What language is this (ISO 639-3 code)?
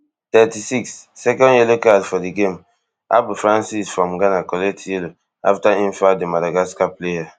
pcm